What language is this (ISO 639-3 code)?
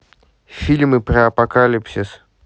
rus